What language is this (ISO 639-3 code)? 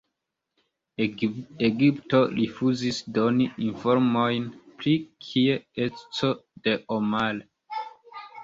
epo